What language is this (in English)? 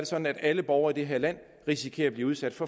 Danish